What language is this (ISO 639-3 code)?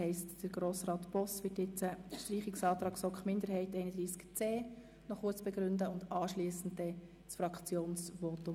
gsw